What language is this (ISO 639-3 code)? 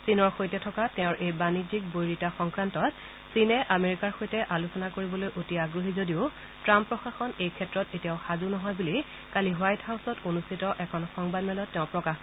asm